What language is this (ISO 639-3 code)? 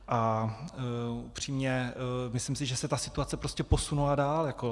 ces